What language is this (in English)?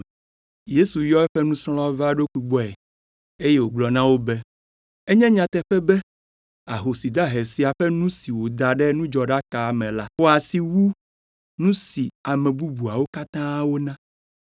Ewe